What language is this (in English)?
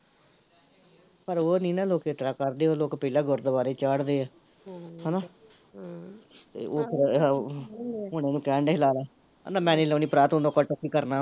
Punjabi